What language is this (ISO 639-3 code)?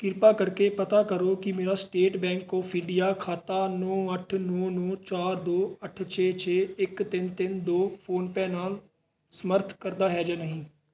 pan